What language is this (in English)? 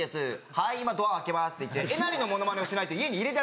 Japanese